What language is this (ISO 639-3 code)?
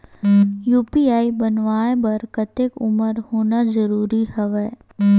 hne